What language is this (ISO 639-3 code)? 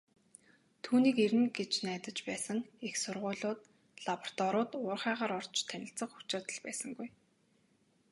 mon